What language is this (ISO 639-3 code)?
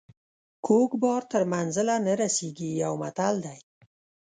pus